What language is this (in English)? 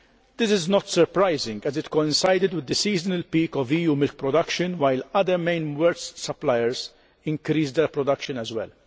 English